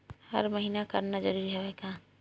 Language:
Chhattisgarhi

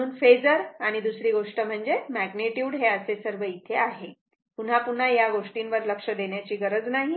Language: Marathi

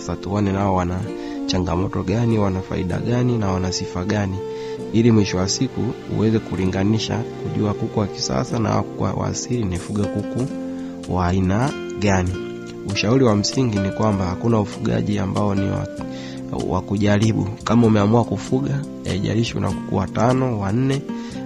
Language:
Swahili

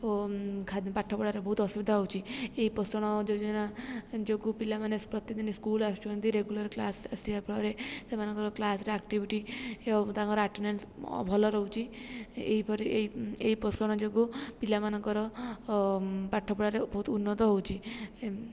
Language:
Odia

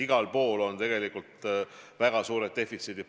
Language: Estonian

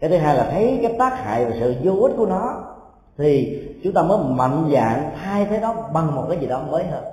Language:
Vietnamese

